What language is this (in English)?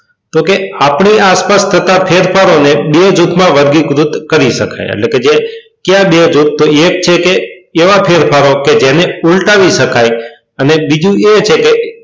Gujarati